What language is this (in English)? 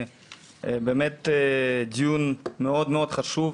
Hebrew